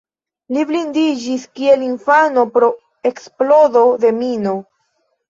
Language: Esperanto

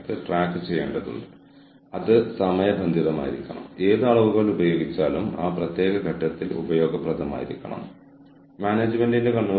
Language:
Malayalam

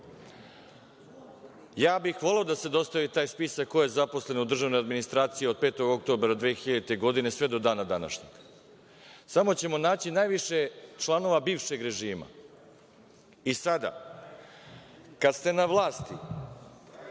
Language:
Serbian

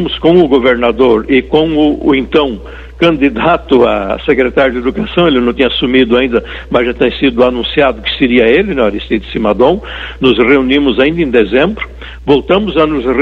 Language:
Portuguese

